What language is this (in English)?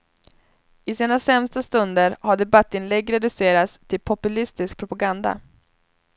Swedish